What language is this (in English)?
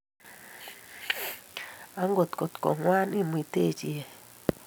Kalenjin